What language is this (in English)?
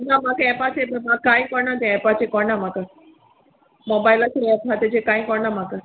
Konkani